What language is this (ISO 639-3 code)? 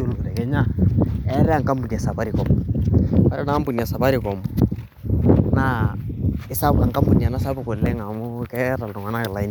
mas